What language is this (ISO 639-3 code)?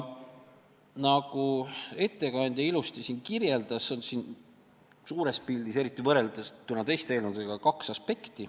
est